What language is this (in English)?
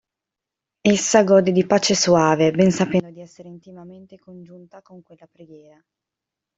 Italian